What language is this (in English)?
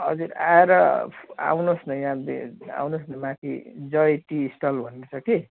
Nepali